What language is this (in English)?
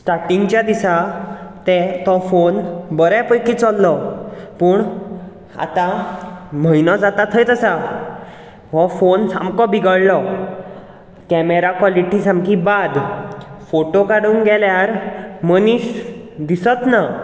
Konkani